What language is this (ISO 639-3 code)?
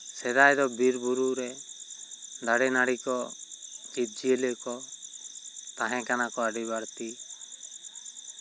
sat